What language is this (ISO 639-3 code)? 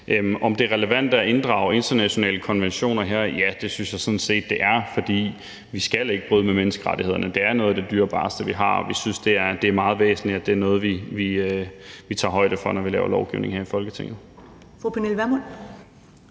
dan